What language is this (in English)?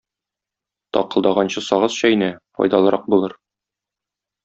Tatar